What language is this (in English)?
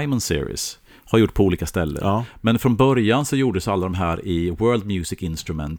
Swedish